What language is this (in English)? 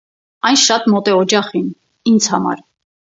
Armenian